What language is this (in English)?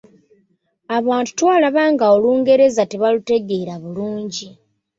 Ganda